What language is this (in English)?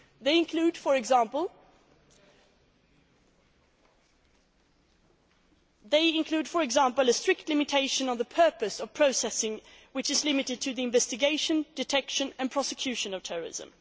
English